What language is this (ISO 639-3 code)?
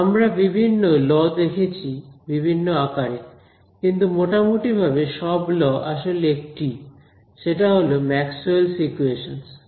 ben